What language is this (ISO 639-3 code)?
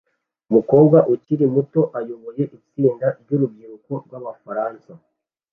kin